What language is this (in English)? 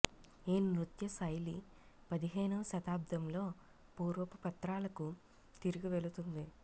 Telugu